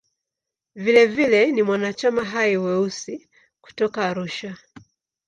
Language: Swahili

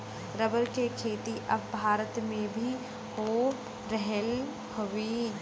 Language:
Bhojpuri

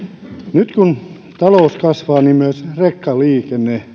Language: Finnish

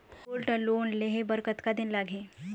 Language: Chhattisgarhi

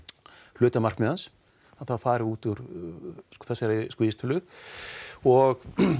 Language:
Icelandic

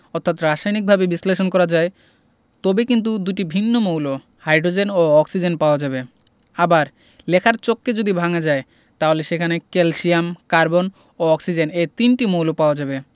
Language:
Bangla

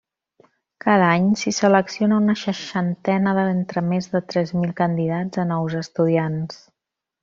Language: Catalan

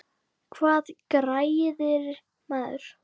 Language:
Icelandic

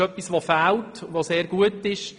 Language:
Swiss German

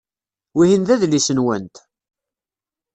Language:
Kabyle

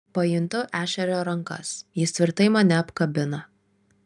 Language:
Lithuanian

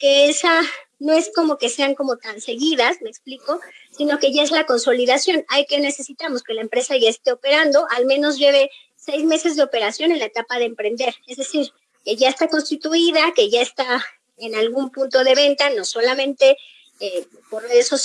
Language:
Spanish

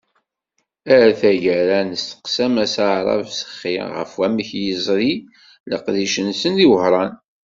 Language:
Kabyle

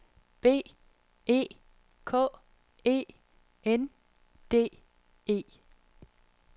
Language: Danish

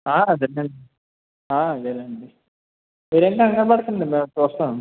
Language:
Telugu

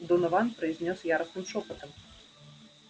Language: Russian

